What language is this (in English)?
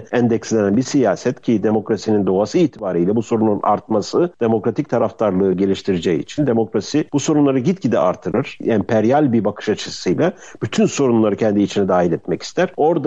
Turkish